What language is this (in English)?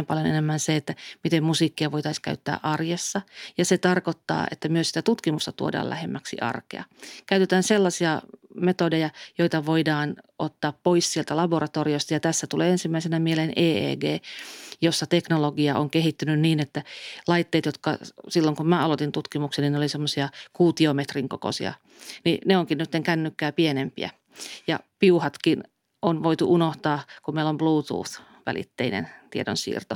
Finnish